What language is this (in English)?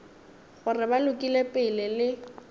Northern Sotho